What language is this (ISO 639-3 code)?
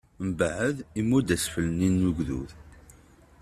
kab